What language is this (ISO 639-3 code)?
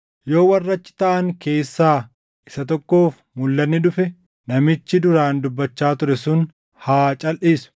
orm